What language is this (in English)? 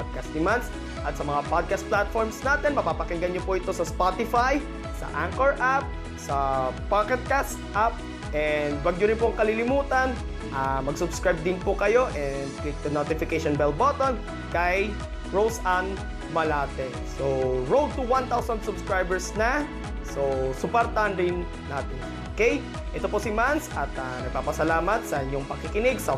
Filipino